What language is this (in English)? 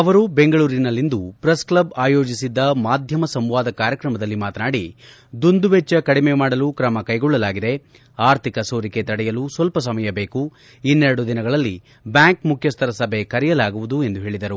Kannada